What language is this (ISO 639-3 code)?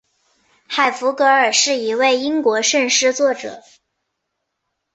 zho